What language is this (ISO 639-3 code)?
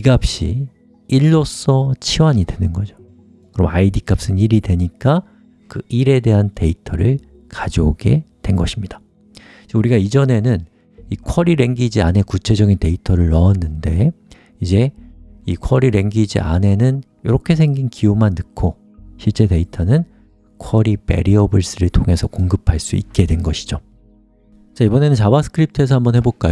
kor